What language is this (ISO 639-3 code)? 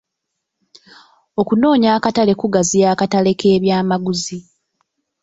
lug